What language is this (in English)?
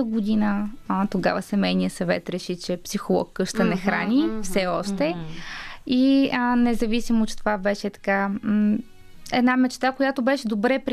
Bulgarian